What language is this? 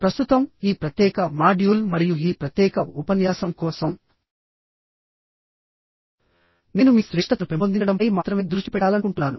Telugu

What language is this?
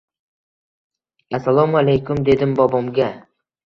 Uzbek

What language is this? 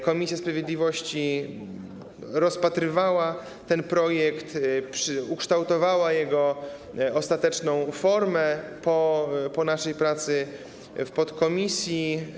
Polish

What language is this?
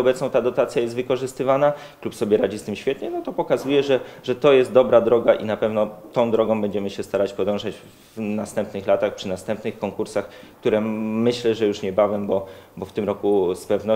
Polish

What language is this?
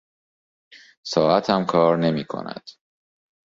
Persian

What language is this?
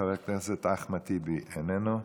Hebrew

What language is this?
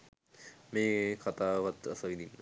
Sinhala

